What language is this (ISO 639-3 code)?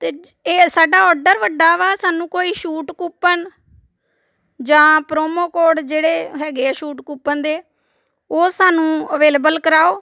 pan